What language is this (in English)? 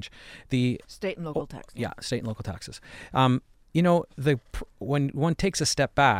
English